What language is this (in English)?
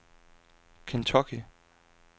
Danish